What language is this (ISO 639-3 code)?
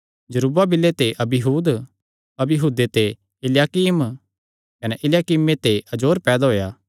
xnr